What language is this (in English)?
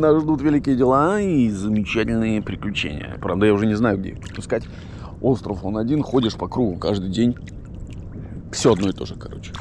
Russian